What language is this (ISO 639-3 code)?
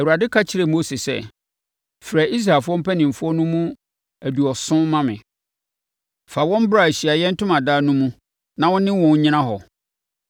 aka